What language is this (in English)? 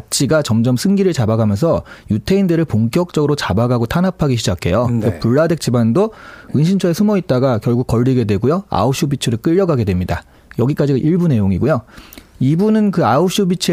Korean